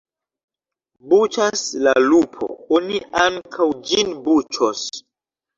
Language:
Esperanto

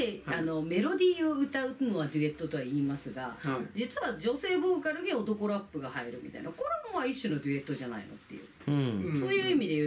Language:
Japanese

